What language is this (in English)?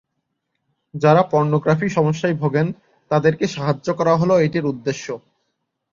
Bangla